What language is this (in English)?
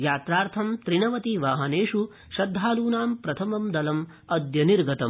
Sanskrit